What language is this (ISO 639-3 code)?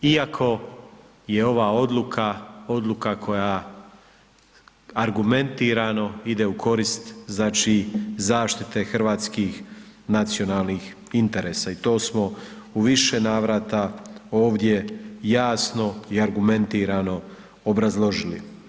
hrv